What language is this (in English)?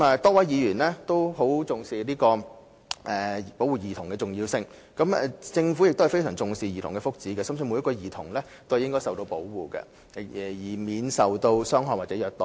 Cantonese